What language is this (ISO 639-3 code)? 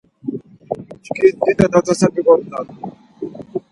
lzz